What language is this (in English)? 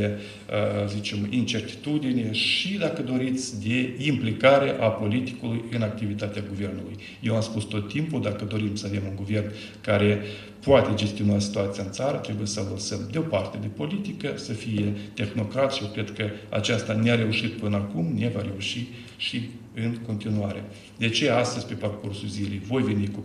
Romanian